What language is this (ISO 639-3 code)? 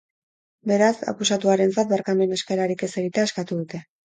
eus